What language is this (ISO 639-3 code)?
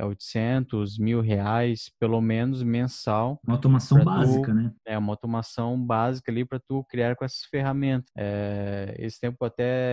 por